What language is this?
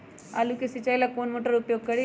Magahi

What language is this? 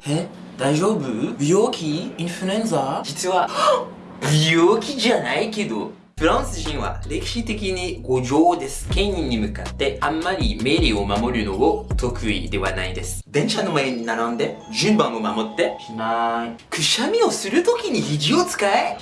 Japanese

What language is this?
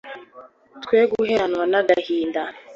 Kinyarwanda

